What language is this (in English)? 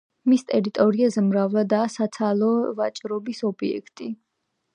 Georgian